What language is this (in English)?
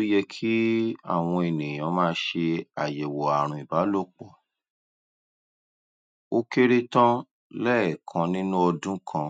Yoruba